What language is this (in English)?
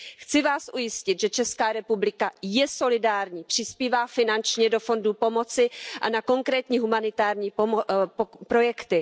Czech